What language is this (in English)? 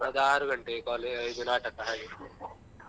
Kannada